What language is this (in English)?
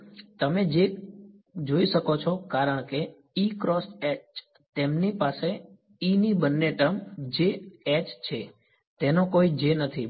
Gujarati